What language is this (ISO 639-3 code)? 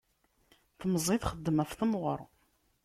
kab